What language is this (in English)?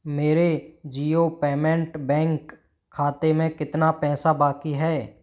Hindi